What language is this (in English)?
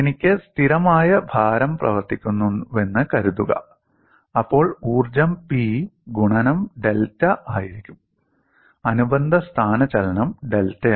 Malayalam